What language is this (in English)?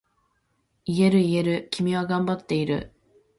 Japanese